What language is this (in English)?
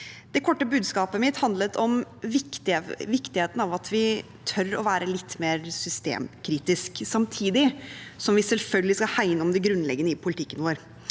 Norwegian